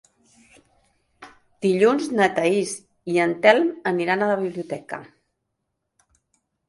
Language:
Catalan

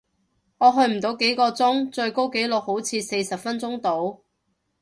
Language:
Cantonese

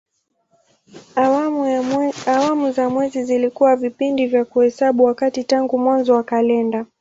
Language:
Swahili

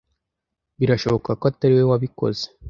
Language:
Kinyarwanda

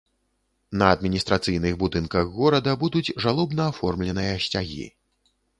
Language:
Belarusian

